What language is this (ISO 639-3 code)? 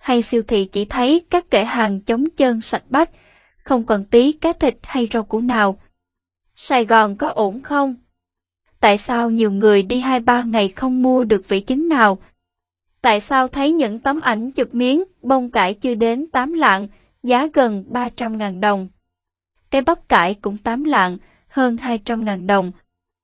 vie